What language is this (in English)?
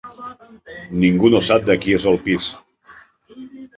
Catalan